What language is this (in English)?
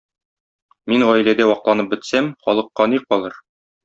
Tatar